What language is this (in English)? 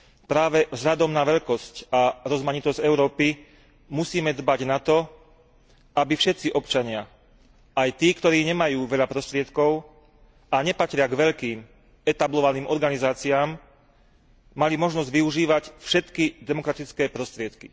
Slovak